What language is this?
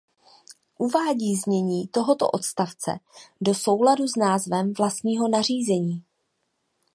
Czech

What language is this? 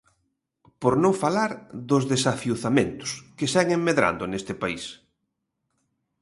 Galician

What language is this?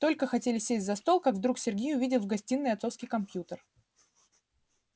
Russian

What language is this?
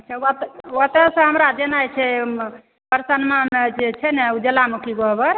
Maithili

